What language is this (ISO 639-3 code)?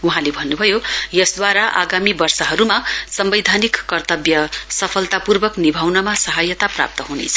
nep